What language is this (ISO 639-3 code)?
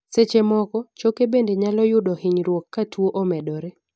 luo